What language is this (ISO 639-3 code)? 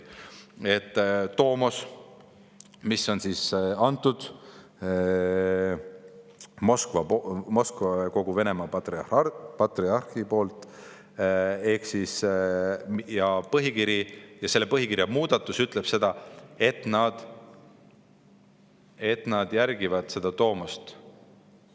est